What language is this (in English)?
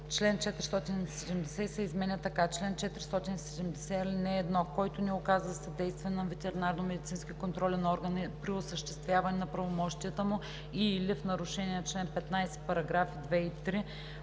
Bulgarian